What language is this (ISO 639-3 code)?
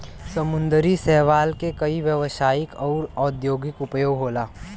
bho